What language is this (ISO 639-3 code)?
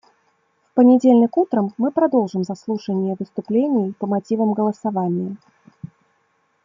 rus